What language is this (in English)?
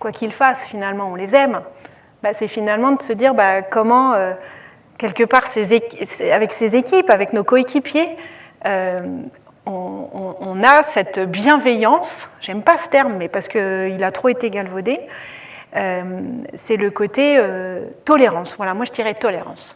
French